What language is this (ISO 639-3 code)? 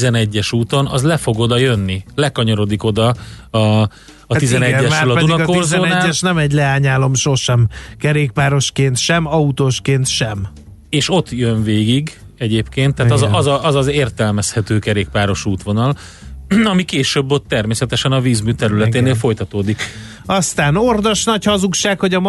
hun